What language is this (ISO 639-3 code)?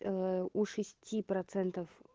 rus